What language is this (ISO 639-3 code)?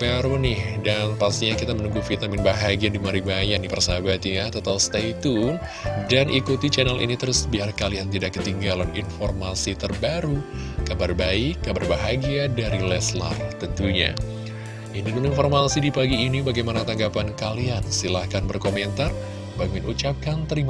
ind